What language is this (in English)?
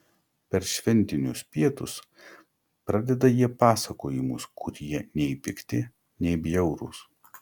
Lithuanian